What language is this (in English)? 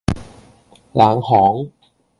Cantonese